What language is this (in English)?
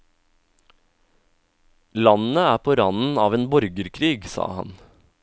Norwegian